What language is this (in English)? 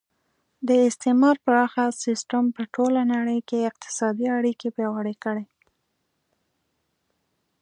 Pashto